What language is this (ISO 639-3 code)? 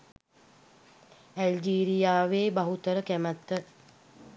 sin